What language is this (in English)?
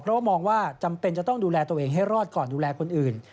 Thai